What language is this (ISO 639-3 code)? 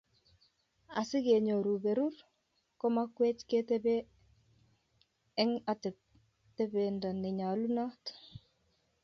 kln